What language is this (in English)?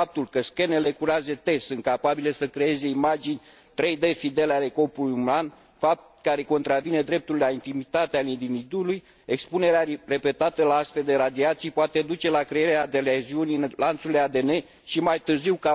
Romanian